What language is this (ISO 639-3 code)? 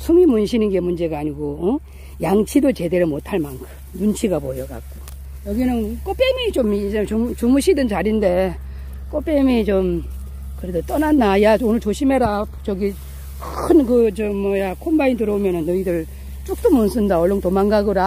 kor